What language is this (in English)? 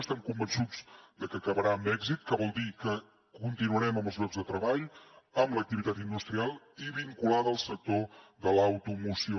Catalan